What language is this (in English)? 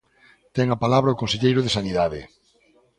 Galician